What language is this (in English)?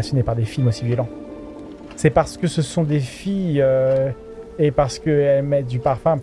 French